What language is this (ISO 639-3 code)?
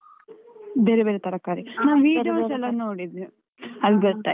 kan